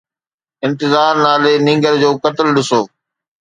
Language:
Sindhi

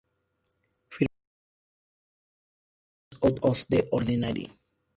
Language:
Spanish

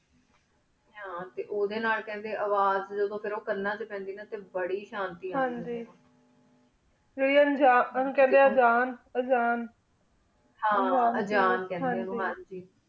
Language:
Punjabi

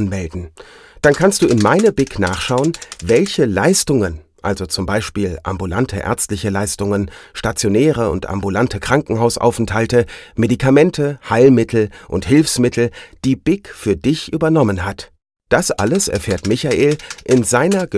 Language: German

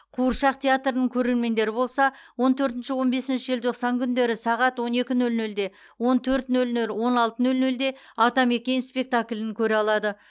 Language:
Kazakh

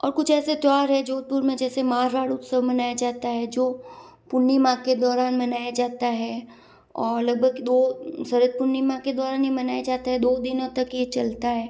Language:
Hindi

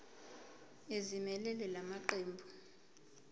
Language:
Zulu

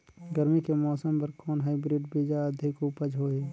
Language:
Chhattisgarhi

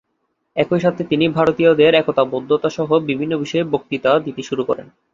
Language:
Bangla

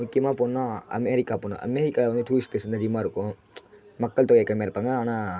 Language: Tamil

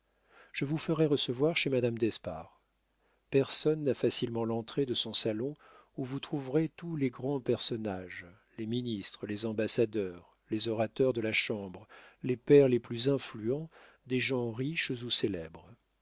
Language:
French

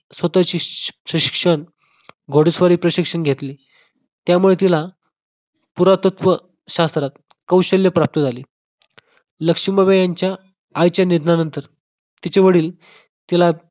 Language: Marathi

